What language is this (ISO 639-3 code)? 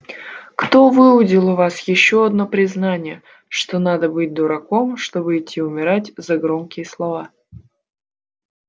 rus